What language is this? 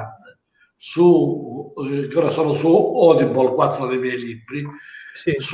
Italian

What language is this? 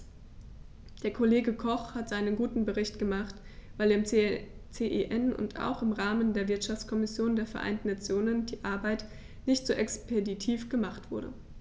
German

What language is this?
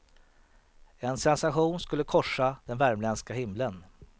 Swedish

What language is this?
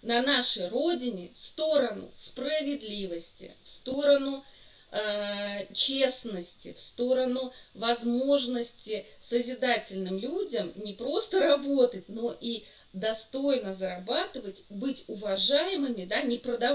Russian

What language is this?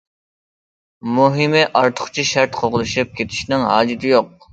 Uyghur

